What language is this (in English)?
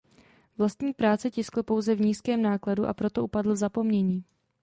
Czech